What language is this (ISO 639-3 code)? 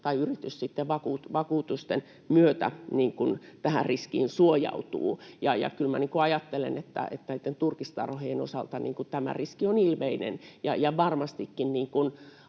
fin